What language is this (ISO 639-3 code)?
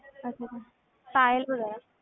pan